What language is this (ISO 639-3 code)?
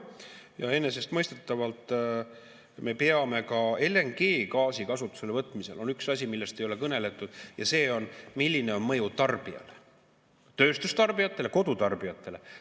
est